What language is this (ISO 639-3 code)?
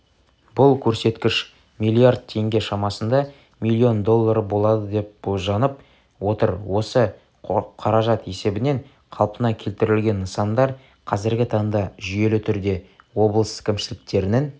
kaz